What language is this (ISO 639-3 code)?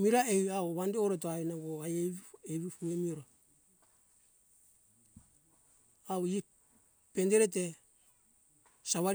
hkk